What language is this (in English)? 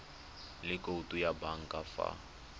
Tswana